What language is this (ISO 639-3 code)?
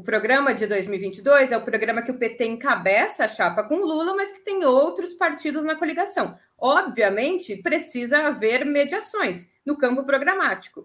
por